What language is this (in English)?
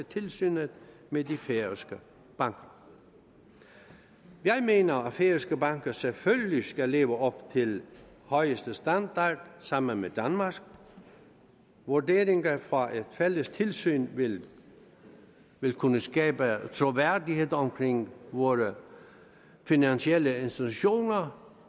Danish